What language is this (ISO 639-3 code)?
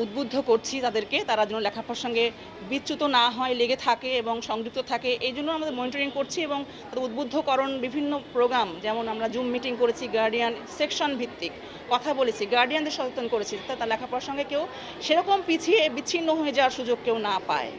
ben